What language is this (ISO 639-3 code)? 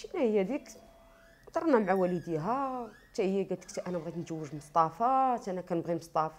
ara